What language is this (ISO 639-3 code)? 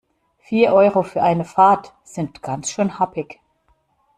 deu